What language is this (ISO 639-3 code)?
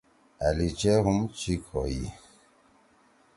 trw